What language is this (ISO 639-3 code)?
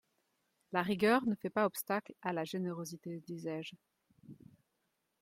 fra